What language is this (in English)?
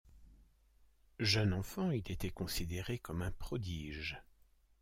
French